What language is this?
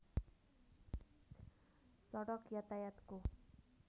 Nepali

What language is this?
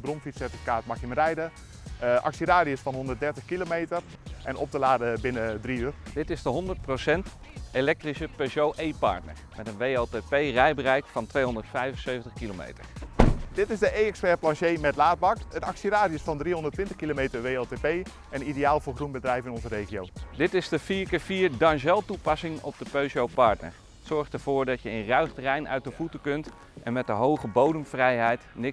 Dutch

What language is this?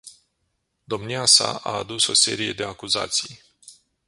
Romanian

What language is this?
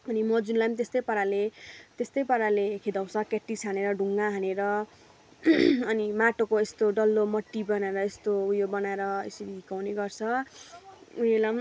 Nepali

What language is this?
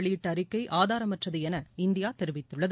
Tamil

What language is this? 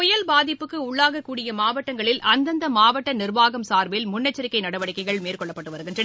Tamil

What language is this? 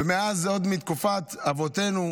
Hebrew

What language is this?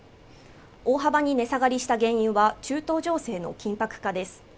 Japanese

